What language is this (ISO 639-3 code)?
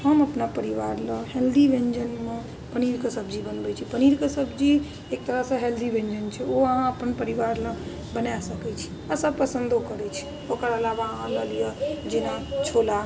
mai